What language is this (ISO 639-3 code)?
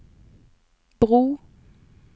nor